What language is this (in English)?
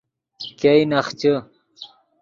Yidgha